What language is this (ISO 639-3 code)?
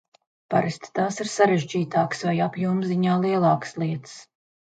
lav